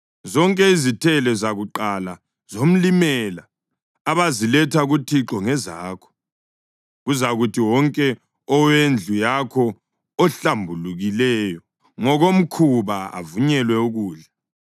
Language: North Ndebele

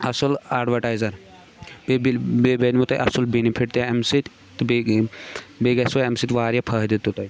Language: Kashmiri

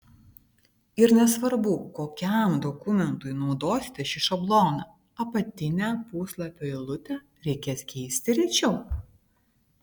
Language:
Lithuanian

